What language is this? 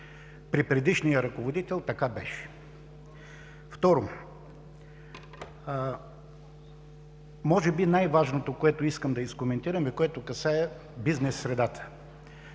Bulgarian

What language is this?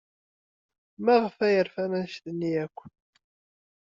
Kabyle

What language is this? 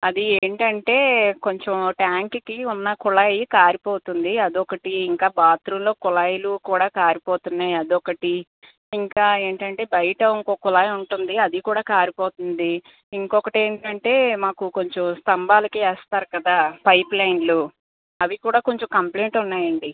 Telugu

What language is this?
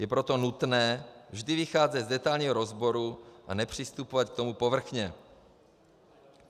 Czech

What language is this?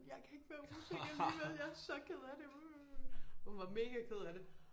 Danish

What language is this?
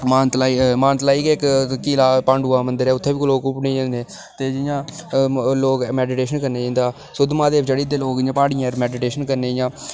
Dogri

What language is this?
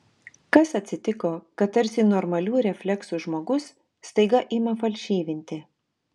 Lithuanian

